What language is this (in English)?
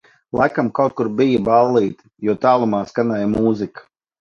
Latvian